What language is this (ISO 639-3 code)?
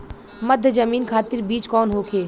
bho